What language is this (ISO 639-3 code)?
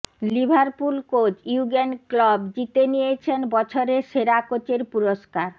ben